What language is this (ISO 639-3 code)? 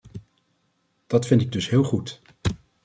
nld